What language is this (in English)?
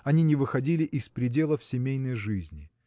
Russian